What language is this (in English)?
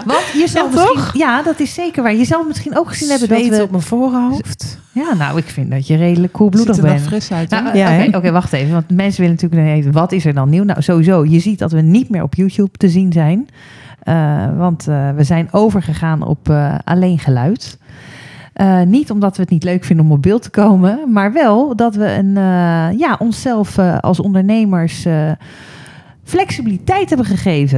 Dutch